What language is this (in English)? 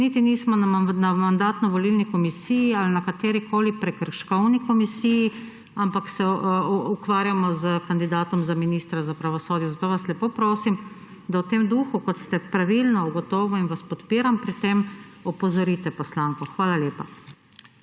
Slovenian